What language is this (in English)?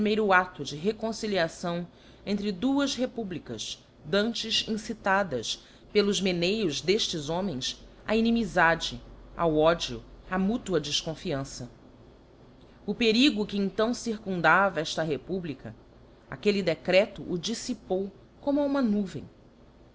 Portuguese